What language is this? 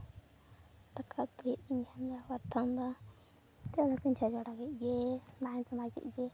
Santali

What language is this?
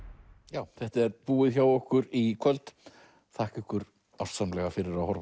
Icelandic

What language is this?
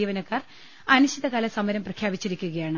Malayalam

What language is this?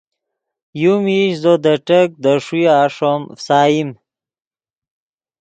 Yidgha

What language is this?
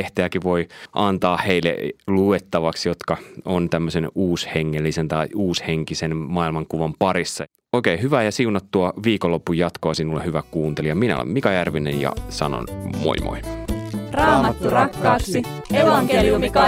Finnish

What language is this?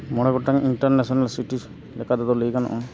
Santali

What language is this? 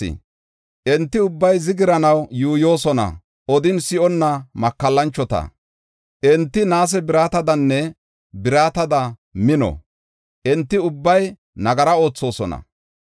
Gofa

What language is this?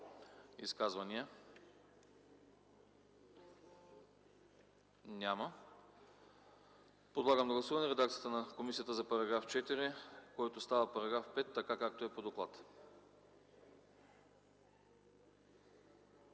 Bulgarian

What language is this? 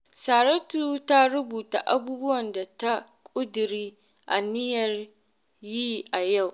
Hausa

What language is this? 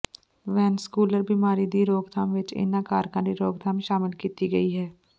Punjabi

